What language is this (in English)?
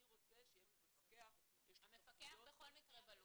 Hebrew